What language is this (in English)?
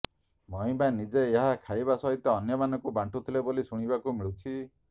Odia